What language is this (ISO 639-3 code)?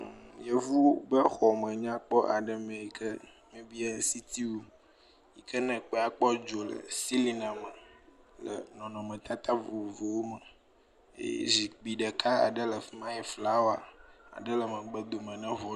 ewe